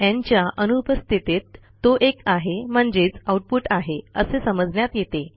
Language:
Marathi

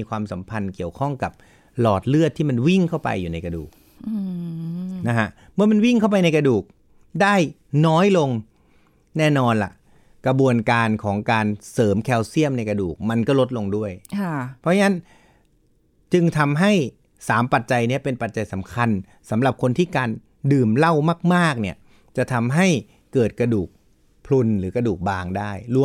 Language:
Thai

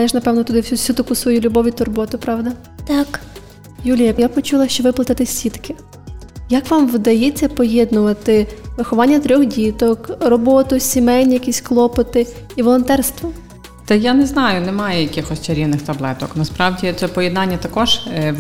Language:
Ukrainian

